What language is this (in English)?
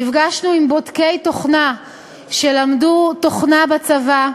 Hebrew